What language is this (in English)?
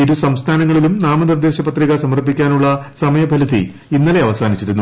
Malayalam